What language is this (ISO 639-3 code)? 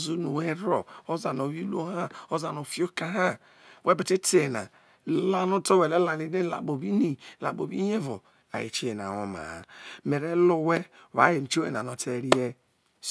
iso